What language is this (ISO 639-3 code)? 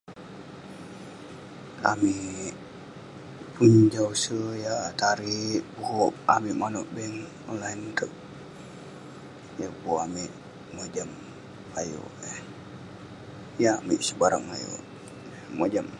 pne